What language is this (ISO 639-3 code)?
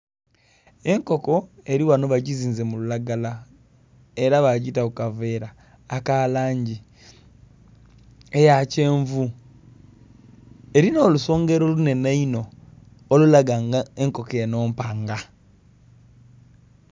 xog